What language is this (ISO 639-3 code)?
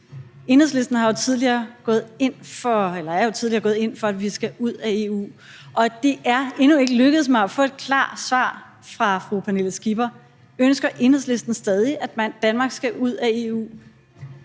dan